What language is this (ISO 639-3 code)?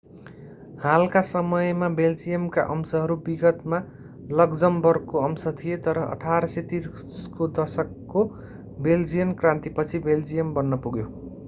nep